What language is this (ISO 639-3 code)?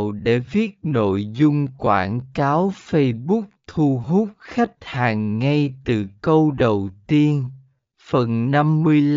vie